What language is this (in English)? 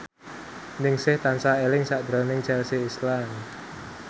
Javanese